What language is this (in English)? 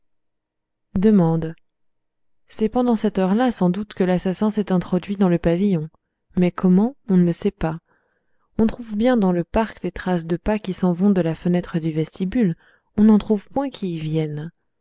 French